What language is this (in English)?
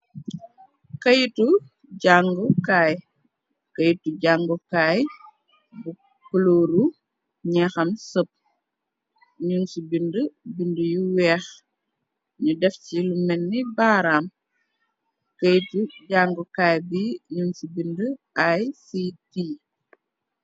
Wolof